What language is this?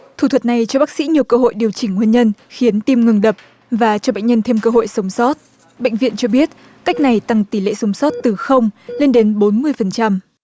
Vietnamese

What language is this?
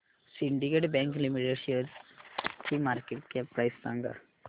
Marathi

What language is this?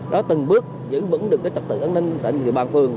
Vietnamese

